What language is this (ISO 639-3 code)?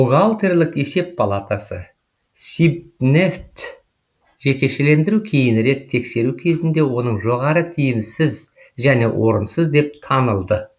kaz